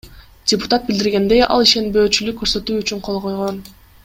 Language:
Kyrgyz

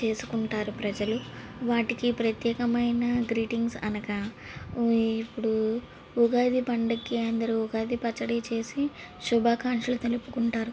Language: Telugu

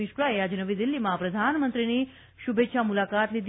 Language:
Gujarati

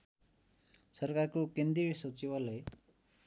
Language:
Nepali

